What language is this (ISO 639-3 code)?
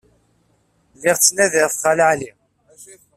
kab